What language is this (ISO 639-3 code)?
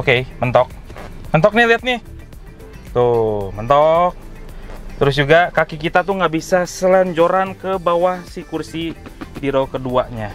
ind